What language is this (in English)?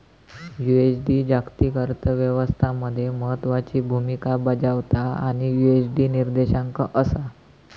Marathi